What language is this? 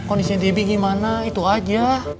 Indonesian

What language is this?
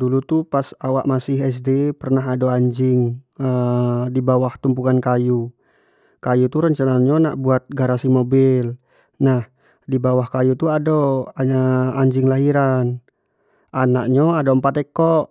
Jambi Malay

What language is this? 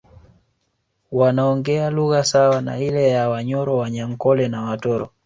Swahili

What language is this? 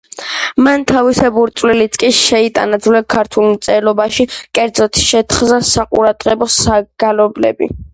Georgian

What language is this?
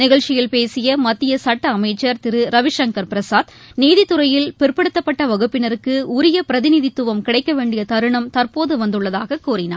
Tamil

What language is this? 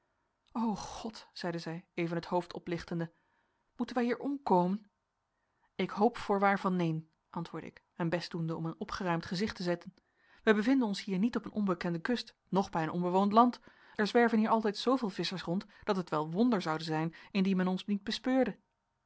Dutch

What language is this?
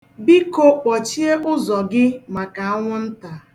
Igbo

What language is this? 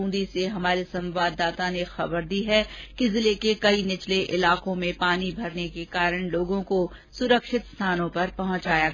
Hindi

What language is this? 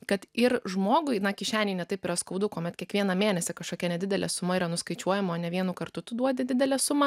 Lithuanian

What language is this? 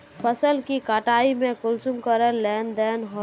Magahi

